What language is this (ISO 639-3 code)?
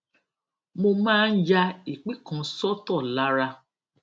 yor